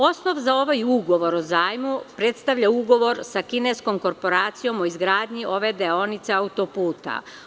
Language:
Serbian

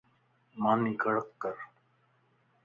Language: Lasi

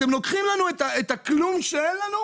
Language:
Hebrew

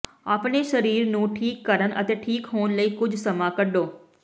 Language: Punjabi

